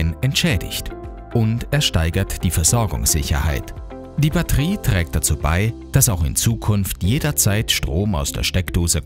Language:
German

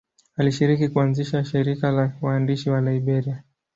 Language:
Swahili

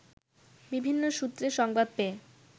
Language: Bangla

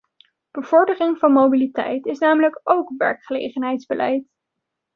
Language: Dutch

